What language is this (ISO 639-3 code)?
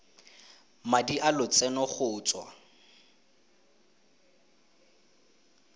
tsn